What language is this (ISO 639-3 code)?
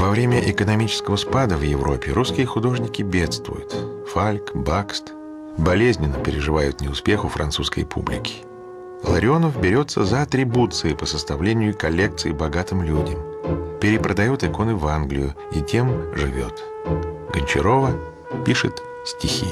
rus